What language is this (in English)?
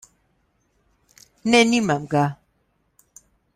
Slovenian